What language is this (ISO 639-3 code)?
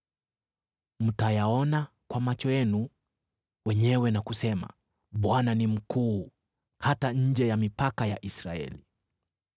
swa